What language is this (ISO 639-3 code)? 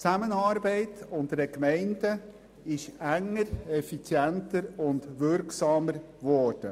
gsw